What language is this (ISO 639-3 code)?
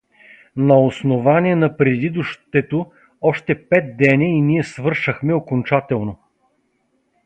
bul